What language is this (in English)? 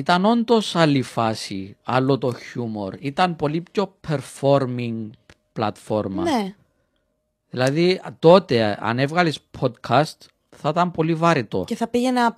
Greek